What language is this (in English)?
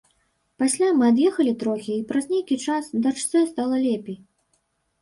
Belarusian